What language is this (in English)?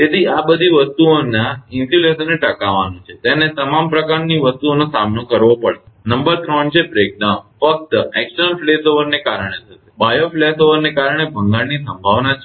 Gujarati